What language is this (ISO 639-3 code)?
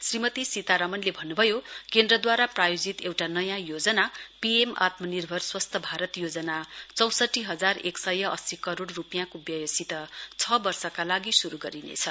nep